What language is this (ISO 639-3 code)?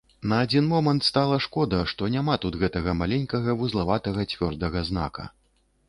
bel